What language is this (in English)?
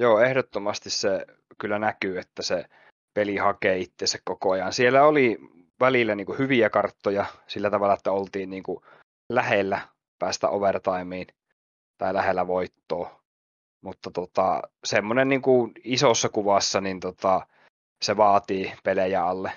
Finnish